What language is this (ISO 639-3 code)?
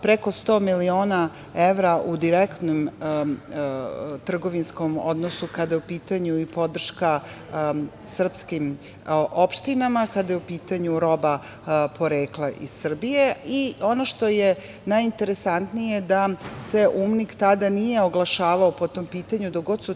srp